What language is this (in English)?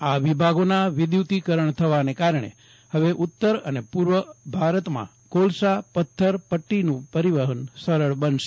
Gujarati